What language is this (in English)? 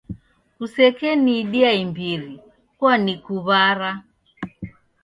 Taita